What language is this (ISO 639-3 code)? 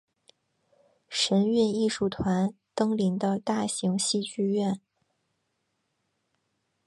zho